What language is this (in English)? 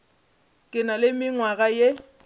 Northern Sotho